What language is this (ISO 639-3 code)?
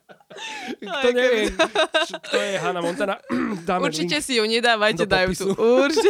slk